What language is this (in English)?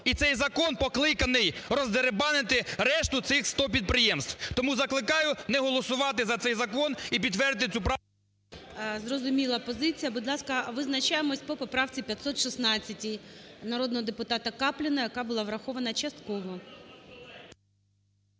Ukrainian